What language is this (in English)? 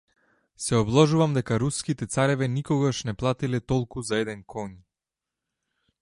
Macedonian